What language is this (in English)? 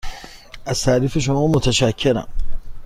Persian